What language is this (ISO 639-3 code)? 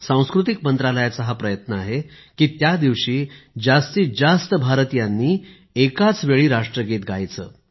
mar